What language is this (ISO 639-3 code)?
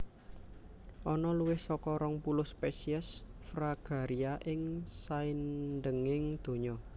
jav